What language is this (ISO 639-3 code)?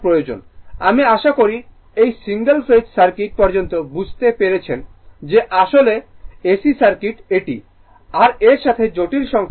ben